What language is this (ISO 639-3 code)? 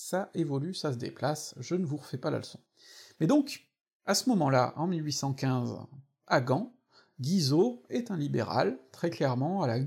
fra